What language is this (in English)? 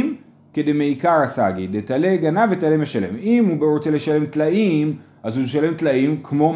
Hebrew